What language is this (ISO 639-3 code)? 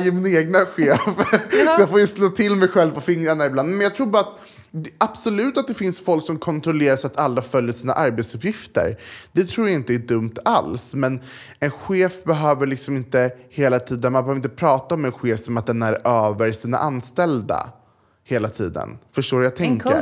swe